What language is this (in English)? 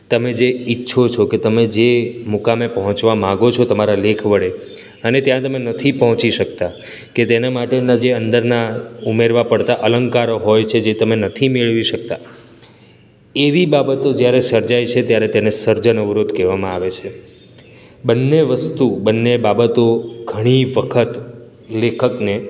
Gujarati